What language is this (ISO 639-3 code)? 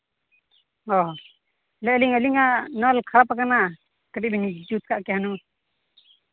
sat